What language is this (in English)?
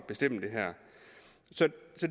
Danish